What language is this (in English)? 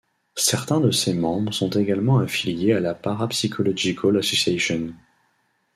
French